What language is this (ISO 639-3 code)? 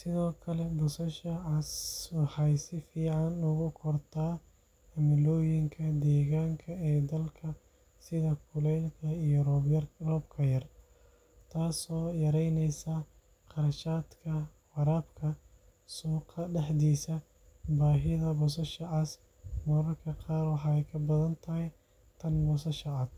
som